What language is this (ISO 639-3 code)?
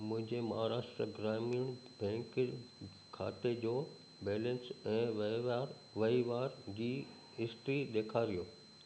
snd